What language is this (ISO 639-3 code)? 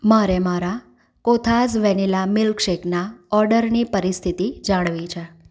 guj